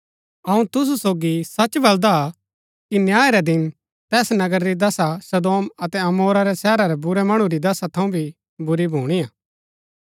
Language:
Gaddi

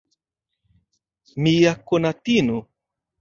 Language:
Esperanto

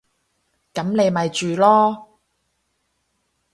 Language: Cantonese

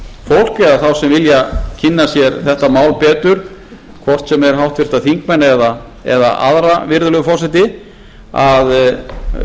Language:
Icelandic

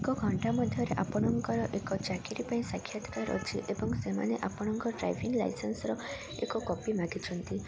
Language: Odia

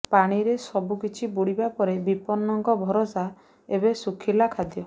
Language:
Odia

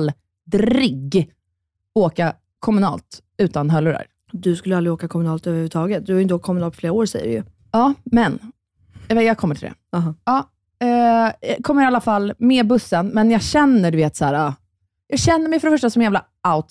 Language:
Swedish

